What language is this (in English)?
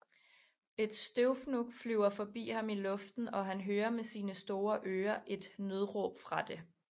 Danish